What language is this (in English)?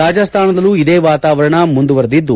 Kannada